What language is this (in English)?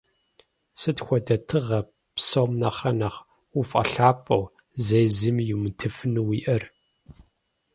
Kabardian